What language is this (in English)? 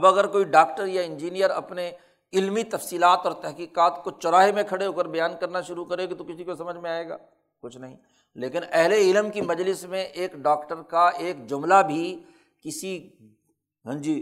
Urdu